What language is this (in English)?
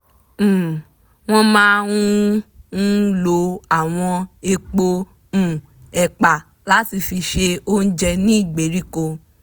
Yoruba